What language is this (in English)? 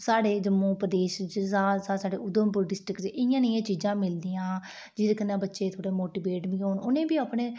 Dogri